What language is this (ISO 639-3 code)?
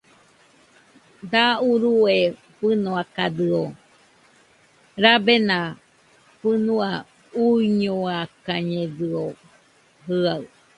hux